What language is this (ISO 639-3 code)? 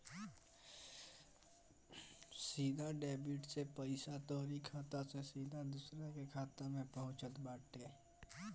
bho